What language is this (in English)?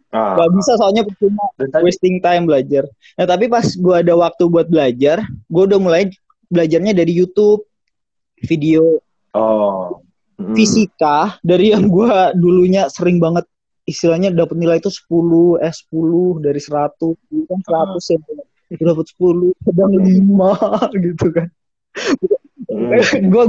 Indonesian